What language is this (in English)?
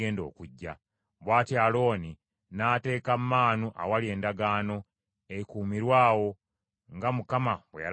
Ganda